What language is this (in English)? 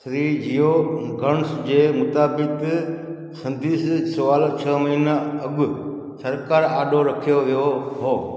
Sindhi